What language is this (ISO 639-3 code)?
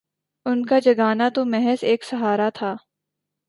urd